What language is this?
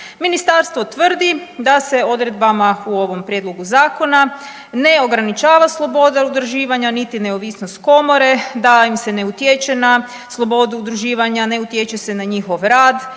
Croatian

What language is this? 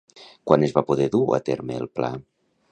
Catalan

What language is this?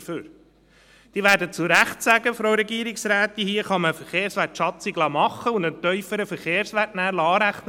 Swiss German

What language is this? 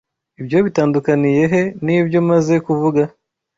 Kinyarwanda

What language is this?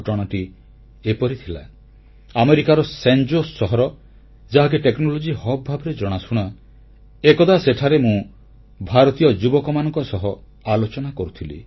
Odia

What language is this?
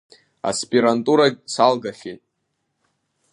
Abkhazian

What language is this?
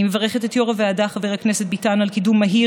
Hebrew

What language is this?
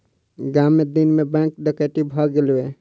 Maithili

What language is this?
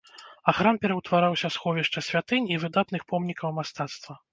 Belarusian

